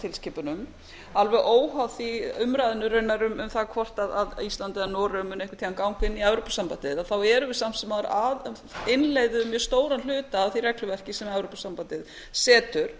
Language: Icelandic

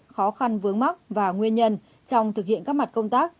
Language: Vietnamese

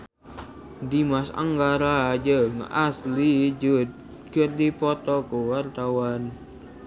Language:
Sundanese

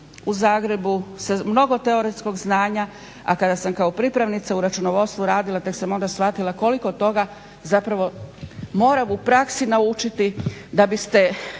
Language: Croatian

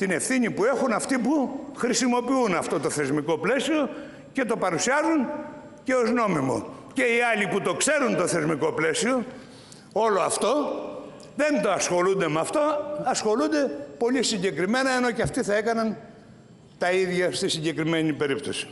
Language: Greek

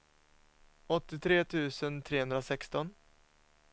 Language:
Swedish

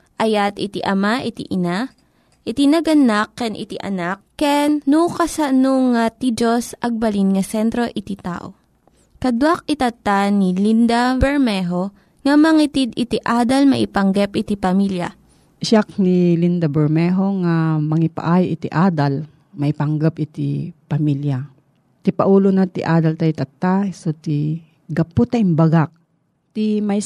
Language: Filipino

